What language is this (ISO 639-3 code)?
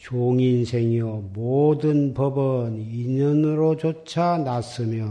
kor